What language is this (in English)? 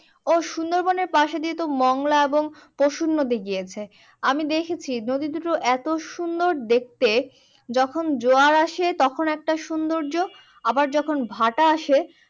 Bangla